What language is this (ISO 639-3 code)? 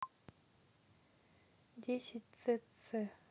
rus